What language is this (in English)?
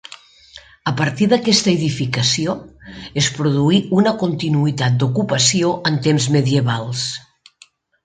Catalan